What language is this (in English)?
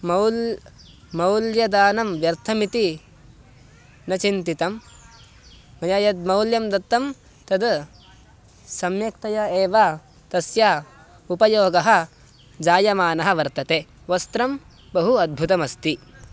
Sanskrit